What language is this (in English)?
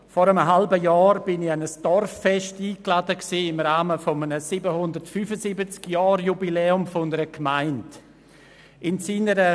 Swiss German